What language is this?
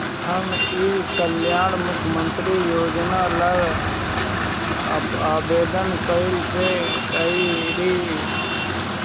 Bhojpuri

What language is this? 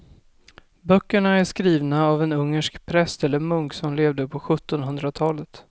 Swedish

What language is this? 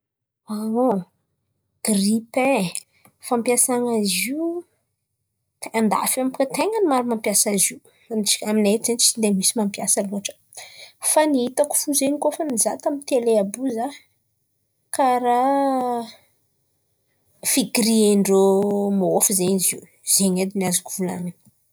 Antankarana Malagasy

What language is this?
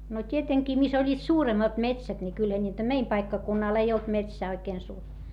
Finnish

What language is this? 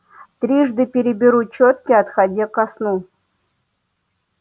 Russian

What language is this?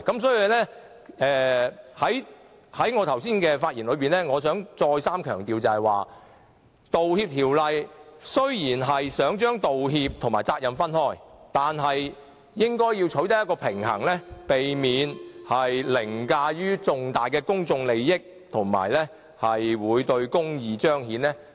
Cantonese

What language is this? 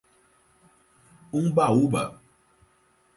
Portuguese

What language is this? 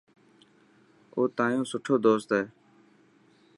Dhatki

